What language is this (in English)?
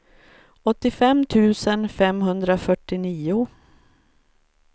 Swedish